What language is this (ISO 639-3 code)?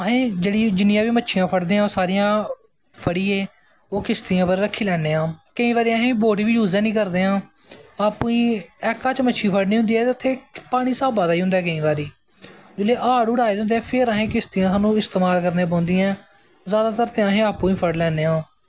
doi